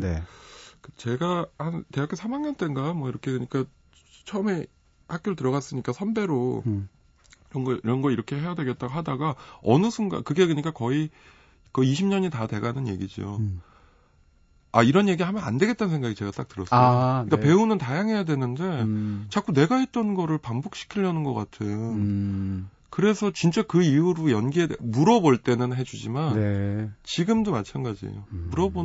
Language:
Korean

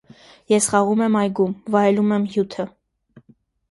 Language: Armenian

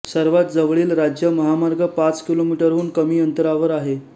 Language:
Marathi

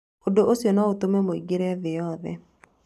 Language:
Kikuyu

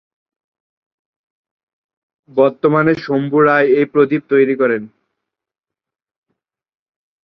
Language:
Bangla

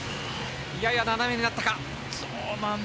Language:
Japanese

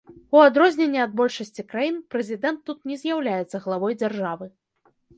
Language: Belarusian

